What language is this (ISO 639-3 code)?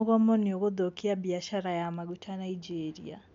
kik